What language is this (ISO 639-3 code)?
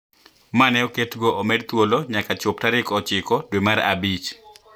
luo